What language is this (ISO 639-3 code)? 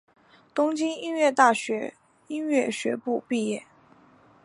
zho